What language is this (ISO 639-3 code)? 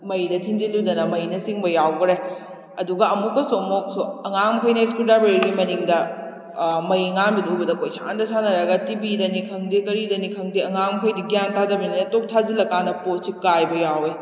mni